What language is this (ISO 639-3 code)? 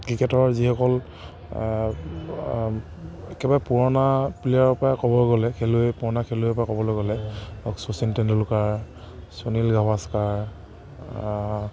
asm